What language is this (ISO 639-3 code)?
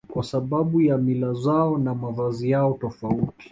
swa